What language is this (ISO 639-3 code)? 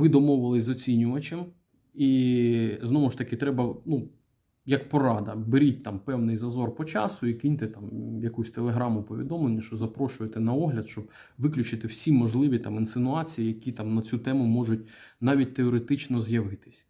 ukr